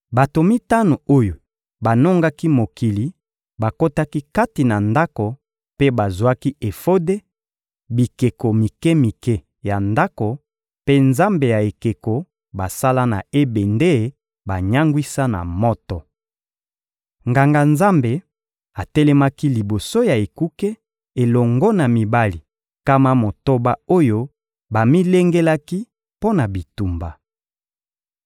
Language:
Lingala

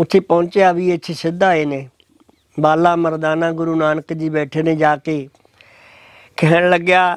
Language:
Punjabi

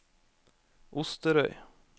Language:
Norwegian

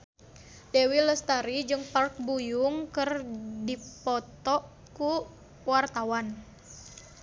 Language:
Sundanese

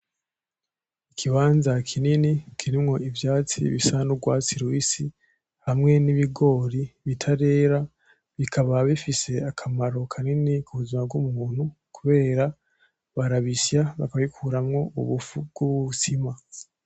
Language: Rundi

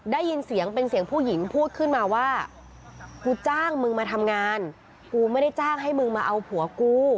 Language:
Thai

